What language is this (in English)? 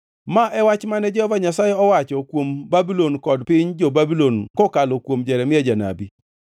Luo (Kenya and Tanzania)